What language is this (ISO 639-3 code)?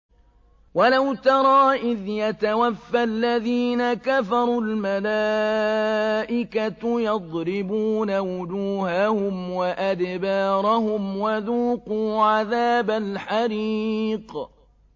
ara